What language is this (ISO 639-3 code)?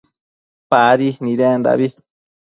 mcf